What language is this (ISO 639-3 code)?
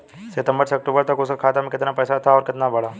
bho